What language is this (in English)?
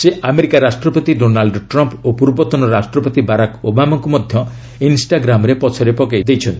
Odia